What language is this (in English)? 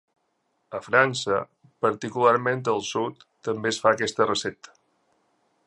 Catalan